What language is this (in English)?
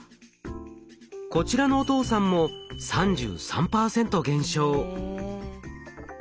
Japanese